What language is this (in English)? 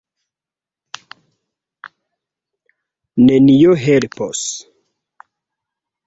Esperanto